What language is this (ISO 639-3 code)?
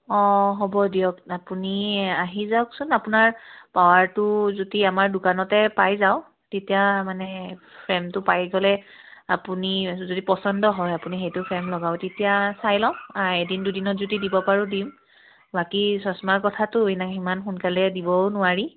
asm